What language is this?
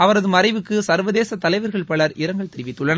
Tamil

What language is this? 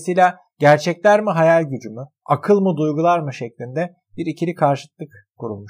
Turkish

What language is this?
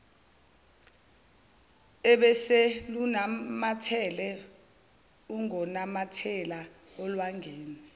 Zulu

